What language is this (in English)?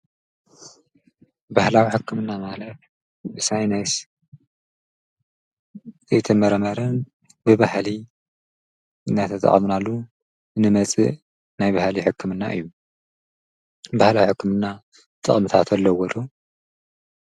Tigrinya